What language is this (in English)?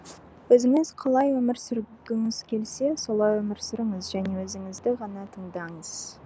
Kazakh